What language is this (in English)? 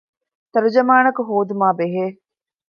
Divehi